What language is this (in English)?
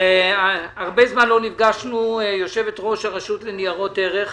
Hebrew